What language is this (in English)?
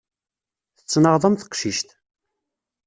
Kabyle